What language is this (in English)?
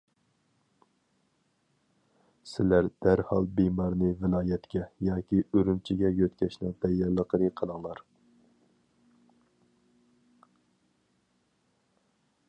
Uyghur